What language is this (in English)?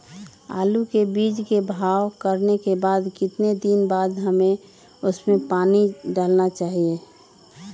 Magahi